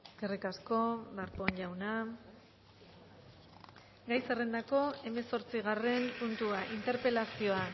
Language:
Basque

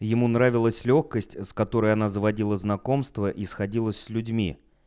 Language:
Russian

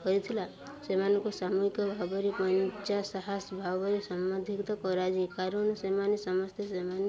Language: Odia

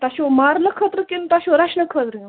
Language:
Kashmiri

